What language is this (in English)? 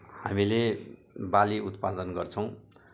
Nepali